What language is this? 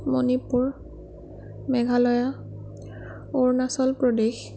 Assamese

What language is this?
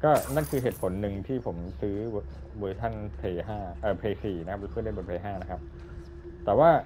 Thai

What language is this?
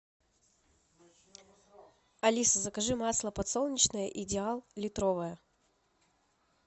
Russian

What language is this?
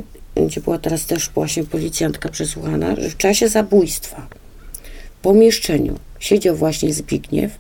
Polish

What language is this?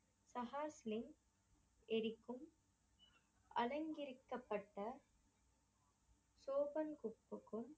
Tamil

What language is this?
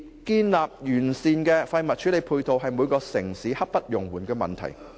Cantonese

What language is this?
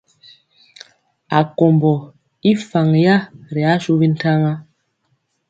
Mpiemo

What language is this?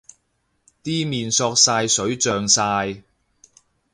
Cantonese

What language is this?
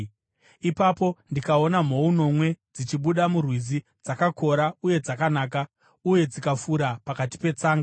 Shona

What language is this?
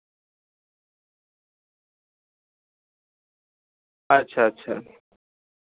Santali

